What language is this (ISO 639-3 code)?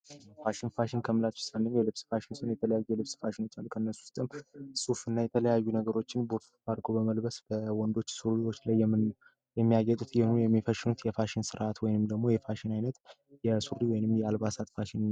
amh